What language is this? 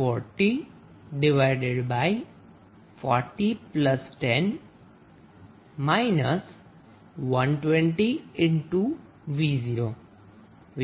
Gujarati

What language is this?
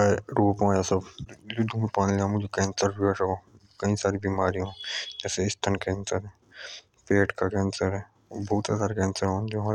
Jaunsari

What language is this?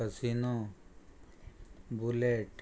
Konkani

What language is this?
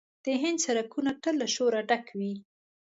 Pashto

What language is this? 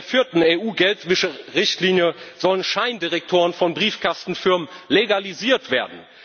German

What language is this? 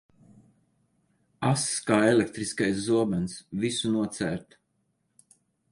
Latvian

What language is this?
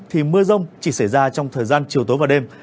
Vietnamese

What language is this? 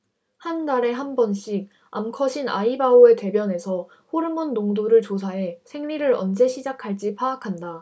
Korean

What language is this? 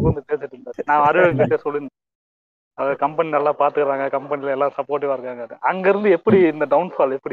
Tamil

